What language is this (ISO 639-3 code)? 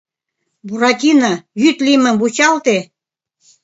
chm